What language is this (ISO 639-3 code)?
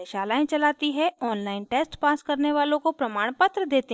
hin